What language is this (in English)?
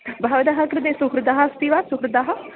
Sanskrit